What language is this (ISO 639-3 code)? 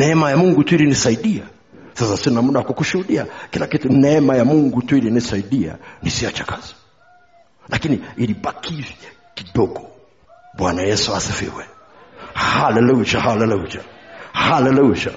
swa